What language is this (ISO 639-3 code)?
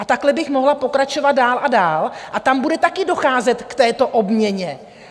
ces